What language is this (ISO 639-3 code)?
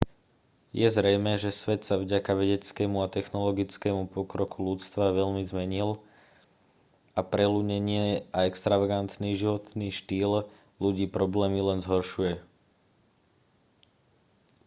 slk